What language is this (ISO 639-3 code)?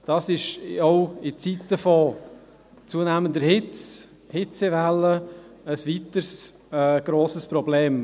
gsw